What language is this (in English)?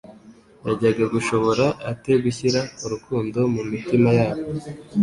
Kinyarwanda